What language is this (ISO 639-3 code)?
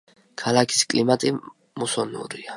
kat